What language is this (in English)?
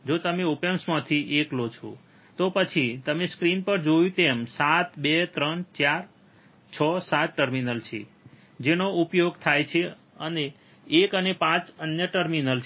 Gujarati